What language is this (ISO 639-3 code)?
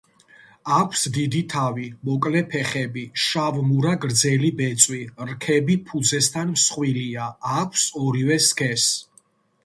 kat